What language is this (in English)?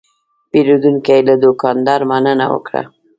Pashto